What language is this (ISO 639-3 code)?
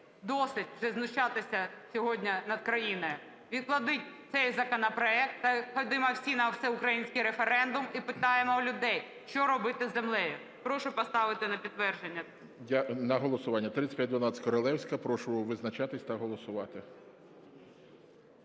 ukr